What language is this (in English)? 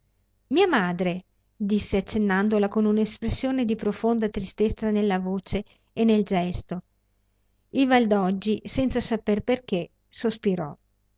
Italian